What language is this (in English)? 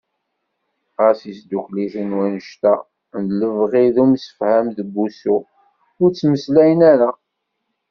Kabyle